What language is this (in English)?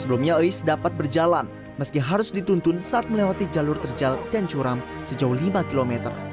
Indonesian